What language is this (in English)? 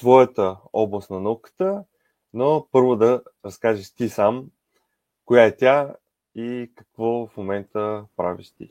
Bulgarian